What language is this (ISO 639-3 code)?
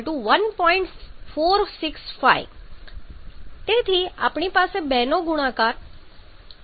guj